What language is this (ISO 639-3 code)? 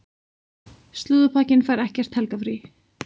isl